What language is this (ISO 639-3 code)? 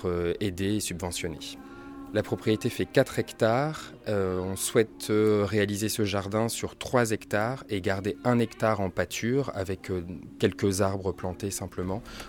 fra